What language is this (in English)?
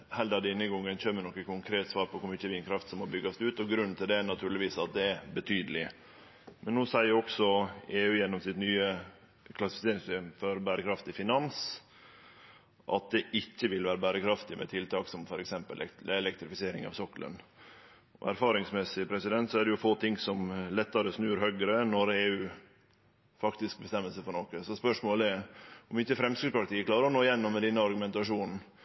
Norwegian Nynorsk